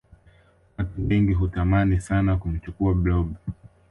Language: Swahili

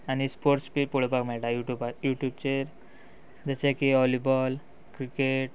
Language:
Konkani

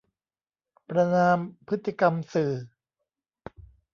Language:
Thai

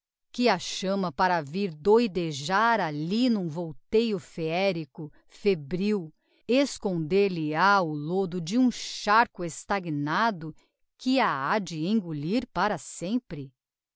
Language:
Portuguese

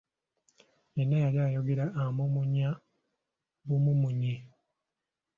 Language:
Ganda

